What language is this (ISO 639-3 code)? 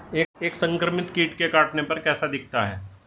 hin